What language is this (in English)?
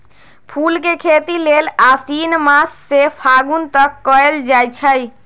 Magahi